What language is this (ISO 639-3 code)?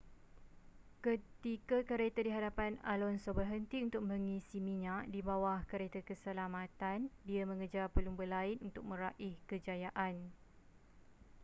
msa